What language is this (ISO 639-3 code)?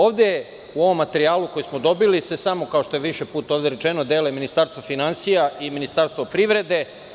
srp